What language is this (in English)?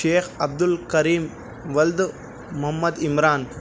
Urdu